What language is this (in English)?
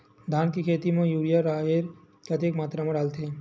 Chhattisgarhi